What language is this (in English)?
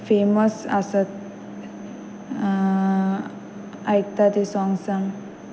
Konkani